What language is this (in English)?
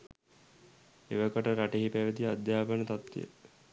Sinhala